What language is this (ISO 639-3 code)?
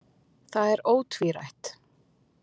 isl